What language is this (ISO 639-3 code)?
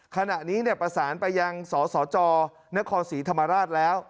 tha